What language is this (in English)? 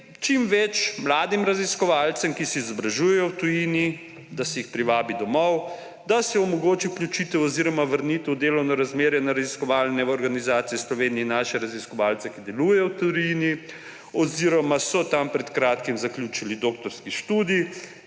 Slovenian